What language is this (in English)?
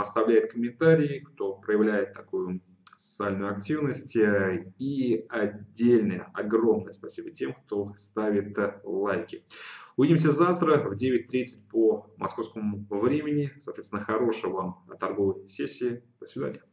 Russian